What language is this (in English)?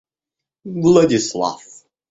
Russian